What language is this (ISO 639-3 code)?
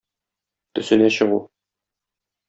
tat